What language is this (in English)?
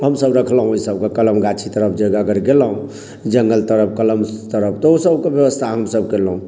Maithili